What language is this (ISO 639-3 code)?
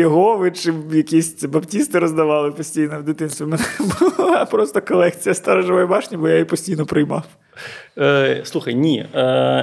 ukr